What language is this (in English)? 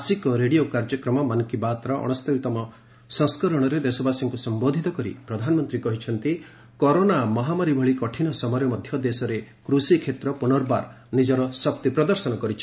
Odia